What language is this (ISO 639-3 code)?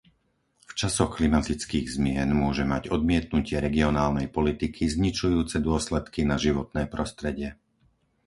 slk